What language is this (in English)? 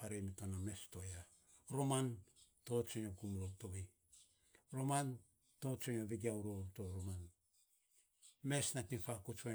Saposa